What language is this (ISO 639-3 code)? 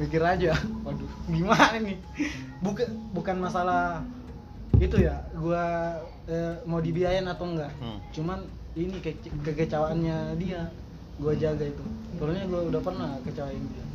ind